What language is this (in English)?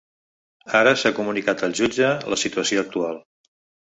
Catalan